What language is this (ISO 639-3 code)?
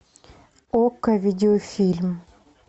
rus